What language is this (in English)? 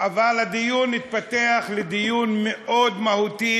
Hebrew